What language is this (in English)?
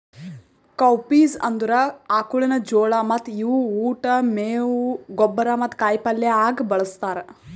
Kannada